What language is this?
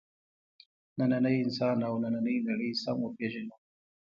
Pashto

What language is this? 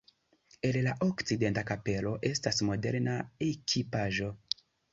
Esperanto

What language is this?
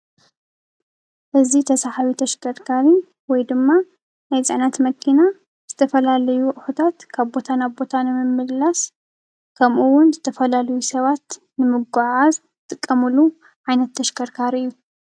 Tigrinya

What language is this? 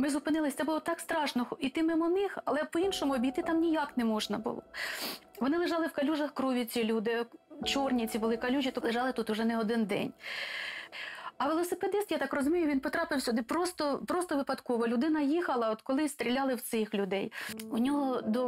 Ukrainian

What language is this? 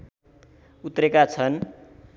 Nepali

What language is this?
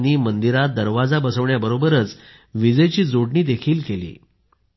Marathi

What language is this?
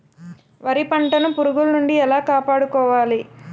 Telugu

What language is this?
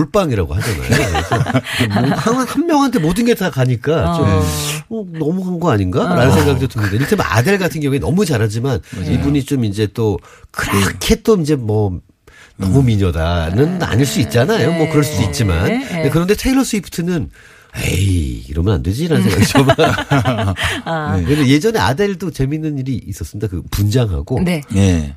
Korean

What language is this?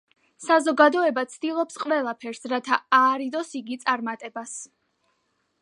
Georgian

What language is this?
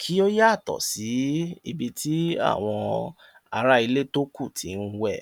Yoruba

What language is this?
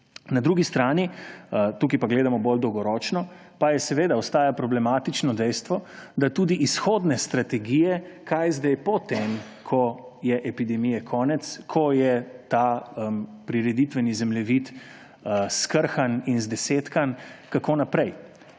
Slovenian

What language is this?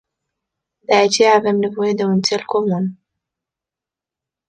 Romanian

